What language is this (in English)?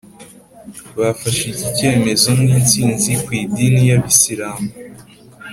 Kinyarwanda